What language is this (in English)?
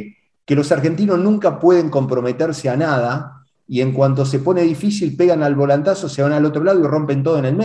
Spanish